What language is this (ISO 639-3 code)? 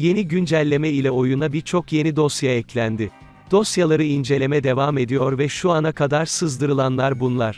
tur